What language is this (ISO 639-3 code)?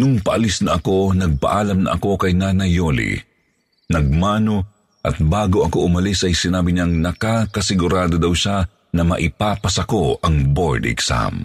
fil